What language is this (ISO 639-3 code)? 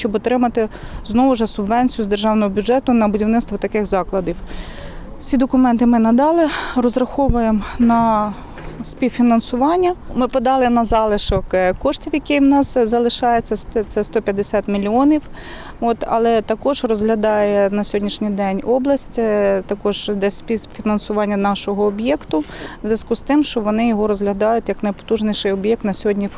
ukr